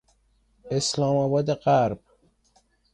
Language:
Persian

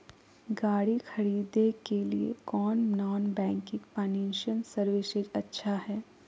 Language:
Magahi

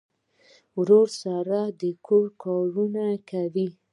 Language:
Pashto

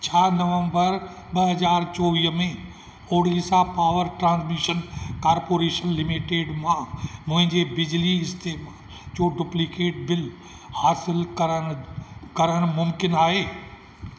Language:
Sindhi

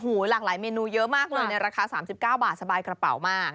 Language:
Thai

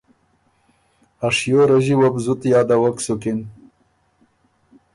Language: Ormuri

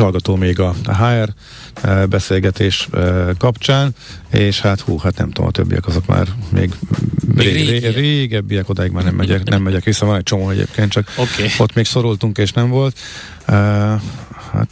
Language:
Hungarian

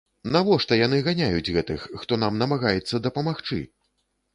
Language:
Belarusian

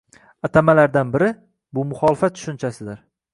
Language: Uzbek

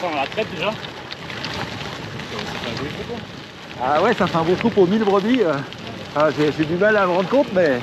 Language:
French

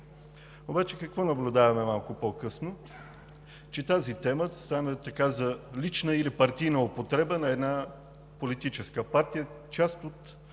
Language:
Bulgarian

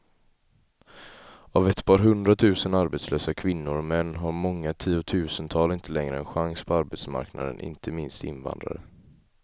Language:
Swedish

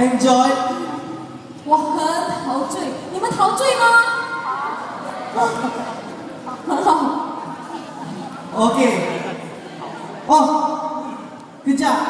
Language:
Vietnamese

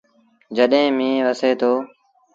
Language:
Sindhi Bhil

